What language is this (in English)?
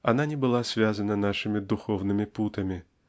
Russian